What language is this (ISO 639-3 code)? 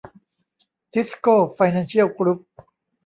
tha